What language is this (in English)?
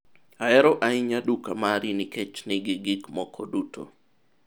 Luo (Kenya and Tanzania)